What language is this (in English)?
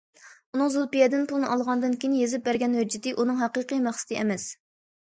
Uyghur